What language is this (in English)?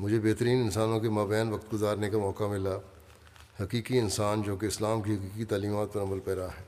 Urdu